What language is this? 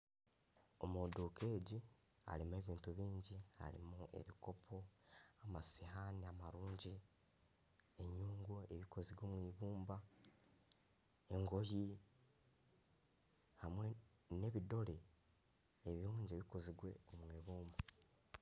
Nyankole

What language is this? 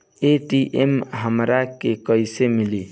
Bhojpuri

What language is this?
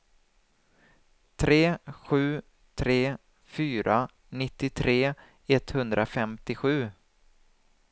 Swedish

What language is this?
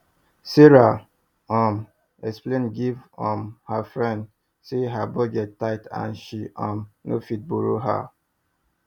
Nigerian Pidgin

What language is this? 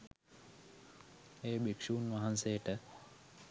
Sinhala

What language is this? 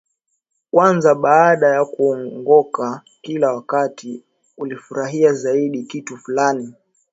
Swahili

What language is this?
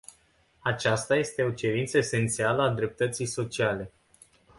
Romanian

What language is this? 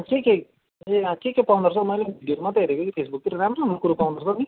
Nepali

